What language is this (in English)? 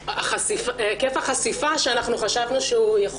Hebrew